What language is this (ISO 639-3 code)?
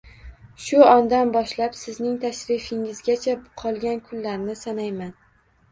uzb